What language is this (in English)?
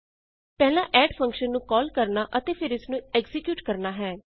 Punjabi